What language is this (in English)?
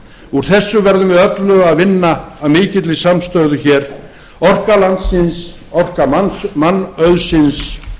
Icelandic